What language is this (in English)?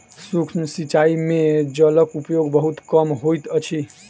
Maithili